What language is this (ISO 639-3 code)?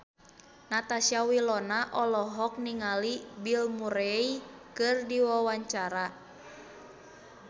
sun